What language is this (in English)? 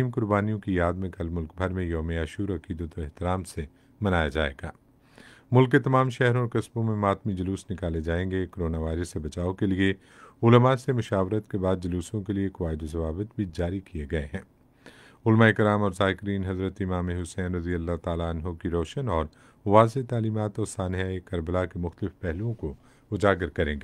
Hindi